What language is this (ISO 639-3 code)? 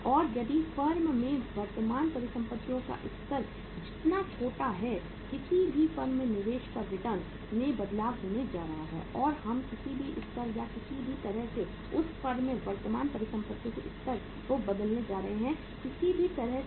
hin